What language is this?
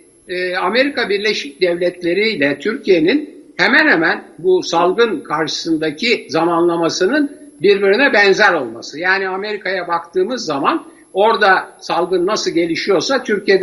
Turkish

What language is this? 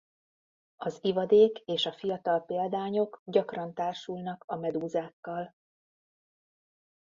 Hungarian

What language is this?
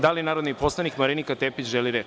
Serbian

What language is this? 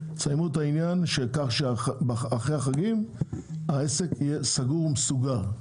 Hebrew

